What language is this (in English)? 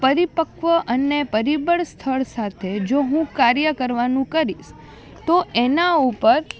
Gujarati